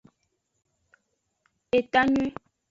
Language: Aja (Benin)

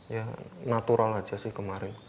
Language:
Indonesian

